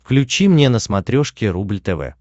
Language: Russian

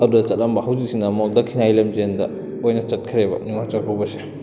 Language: Manipuri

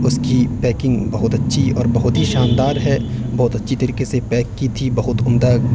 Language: Urdu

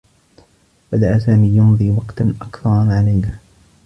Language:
Arabic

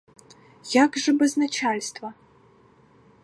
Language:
Ukrainian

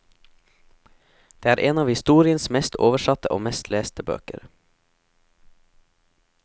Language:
Norwegian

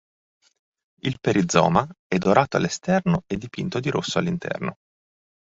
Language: Italian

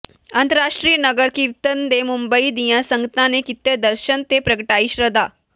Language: Punjabi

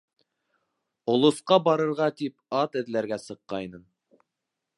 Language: Bashkir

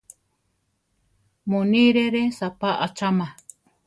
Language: Central Tarahumara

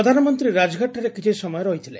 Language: Odia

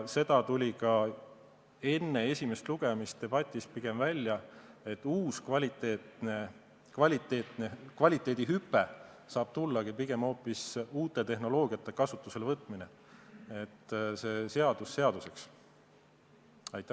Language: Estonian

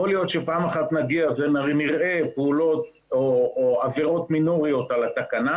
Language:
Hebrew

